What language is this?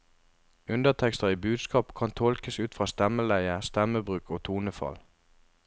Norwegian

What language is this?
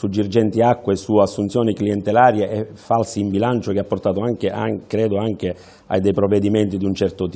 Italian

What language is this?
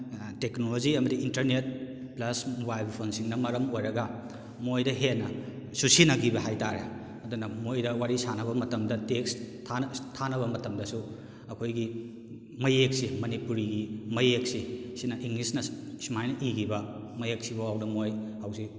Manipuri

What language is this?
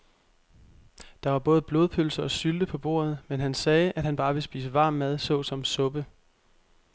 Danish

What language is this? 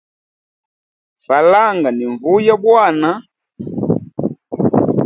Hemba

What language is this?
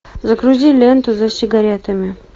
Russian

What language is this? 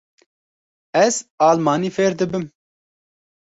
Kurdish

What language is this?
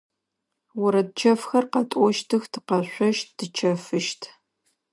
Adyghe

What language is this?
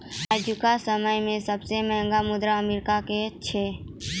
Maithili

